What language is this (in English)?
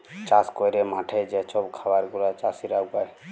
Bangla